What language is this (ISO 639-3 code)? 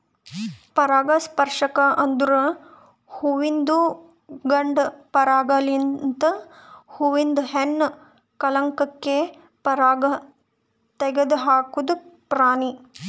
kan